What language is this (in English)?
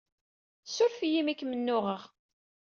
Kabyle